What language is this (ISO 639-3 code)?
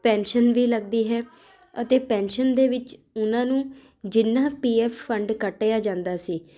pan